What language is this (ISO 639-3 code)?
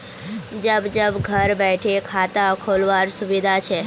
mag